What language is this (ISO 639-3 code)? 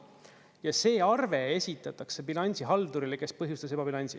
est